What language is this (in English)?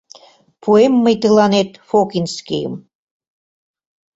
Mari